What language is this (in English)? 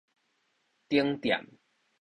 Min Nan Chinese